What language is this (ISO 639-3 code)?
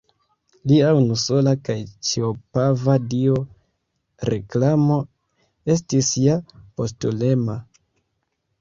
epo